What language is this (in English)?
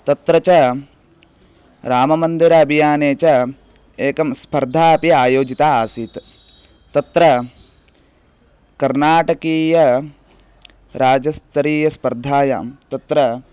Sanskrit